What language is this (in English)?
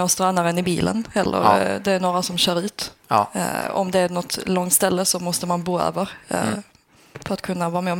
Swedish